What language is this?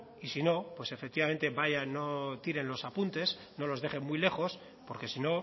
Spanish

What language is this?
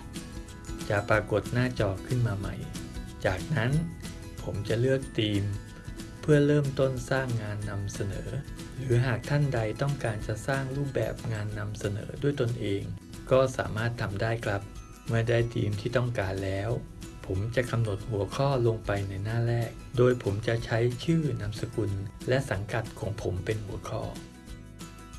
Thai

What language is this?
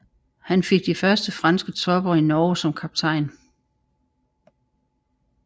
Danish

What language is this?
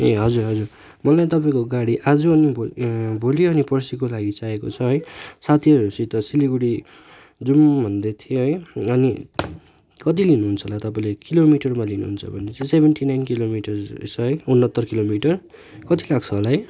Nepali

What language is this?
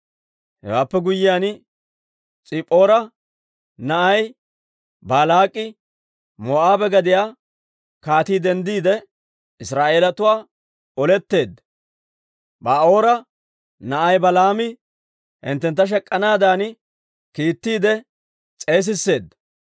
Dawro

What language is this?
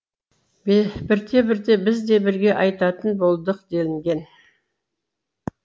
Kazakh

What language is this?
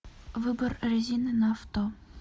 Russian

